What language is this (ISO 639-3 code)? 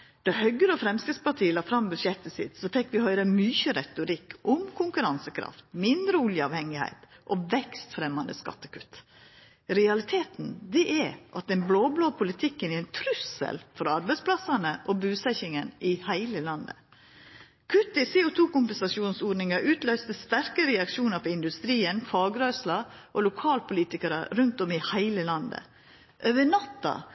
nno